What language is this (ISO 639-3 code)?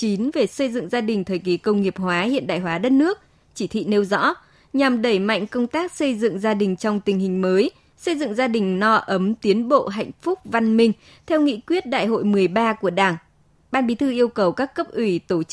vie